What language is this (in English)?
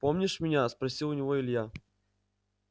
Russian